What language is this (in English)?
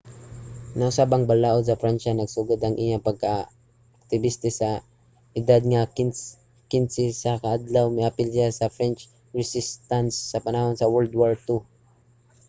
Cebuano